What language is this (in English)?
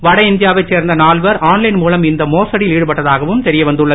Tamil